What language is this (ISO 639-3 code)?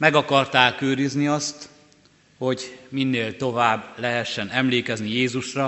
hun